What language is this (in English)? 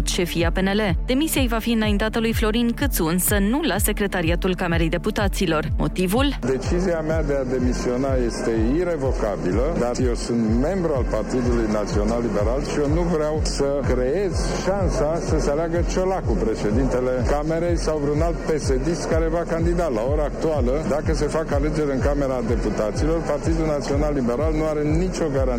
Romanian